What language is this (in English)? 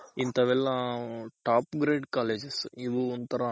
Kannada